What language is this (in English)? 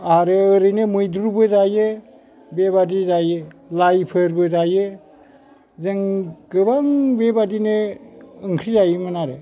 Bodo